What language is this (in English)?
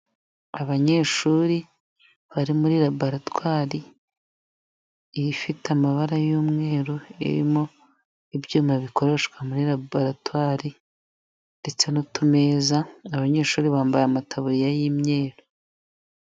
Kinyarwanda